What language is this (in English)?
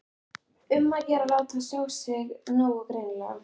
Icelandic